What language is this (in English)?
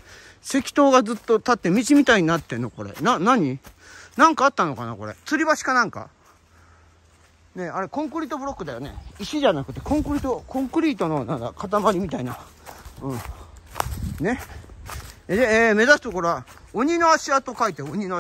Japanese